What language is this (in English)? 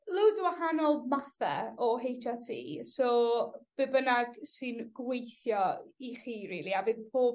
Welsh